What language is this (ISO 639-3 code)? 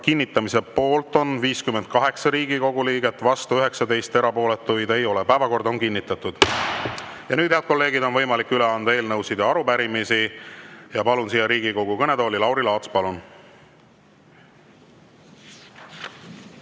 est